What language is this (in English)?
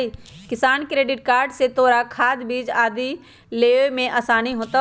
Magahi